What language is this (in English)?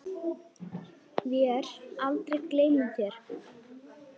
Icelandic